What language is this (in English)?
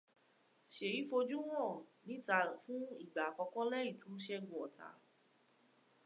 Yoruba